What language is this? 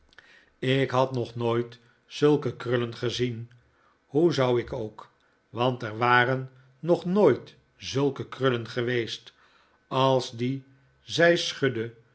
Dutch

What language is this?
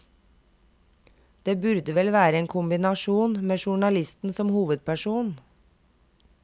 Norwegian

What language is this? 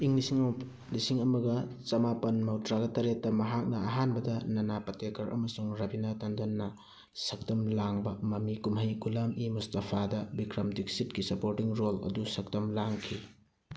Manipuri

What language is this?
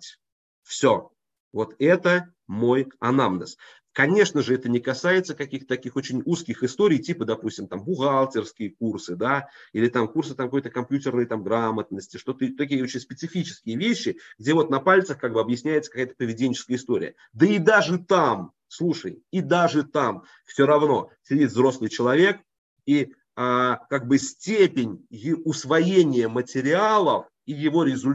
Russian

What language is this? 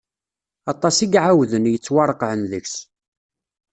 Kabyle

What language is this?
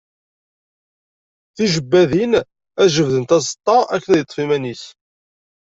Kabyle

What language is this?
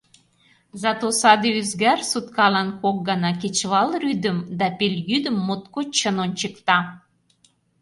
Mari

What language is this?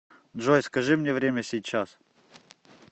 Russian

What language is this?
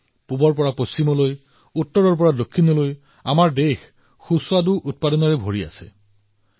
Assamese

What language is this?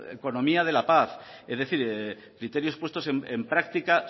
Spanish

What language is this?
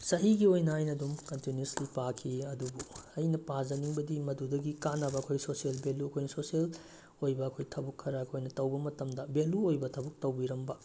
Manipuri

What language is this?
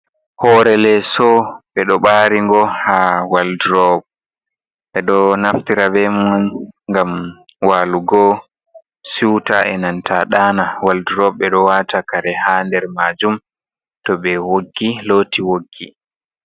Fula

